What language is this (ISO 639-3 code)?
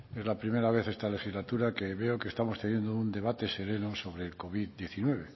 spa